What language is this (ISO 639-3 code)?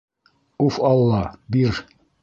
bak